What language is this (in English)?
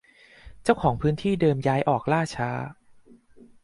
Thai